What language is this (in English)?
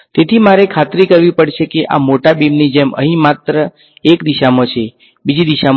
Gujarati